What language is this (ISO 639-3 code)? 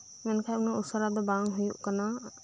sat